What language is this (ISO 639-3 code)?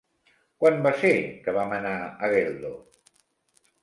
cat